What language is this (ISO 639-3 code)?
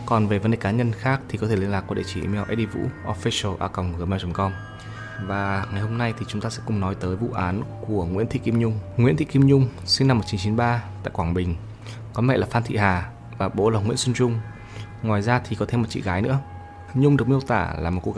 vie